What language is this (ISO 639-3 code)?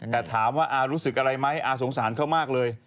tha